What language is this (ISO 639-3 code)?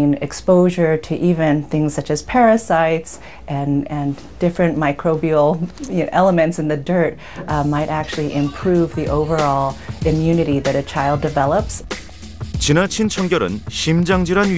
kor